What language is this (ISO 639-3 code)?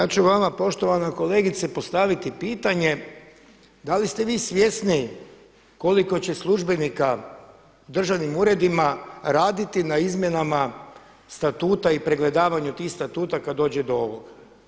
hrv